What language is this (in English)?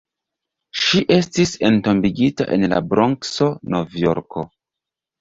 Esperanto